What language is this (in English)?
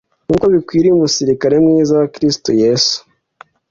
Kinyarwanda